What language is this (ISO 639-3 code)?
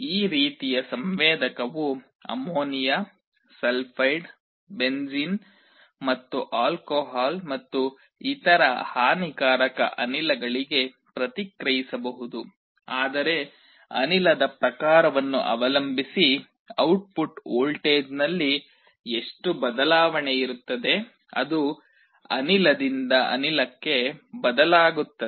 kan